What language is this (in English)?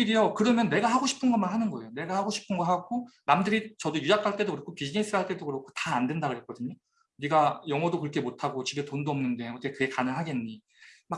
Korean